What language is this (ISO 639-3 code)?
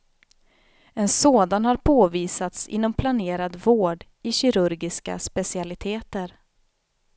swe